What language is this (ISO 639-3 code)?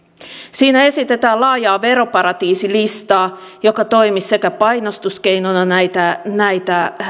fin